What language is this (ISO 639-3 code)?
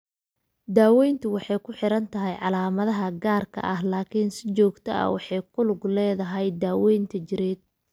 som